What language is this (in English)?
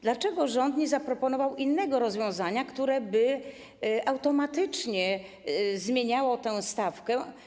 Polish